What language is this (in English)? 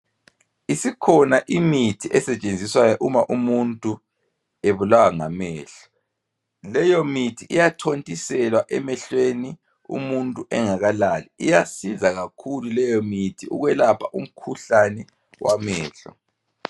North Ndebele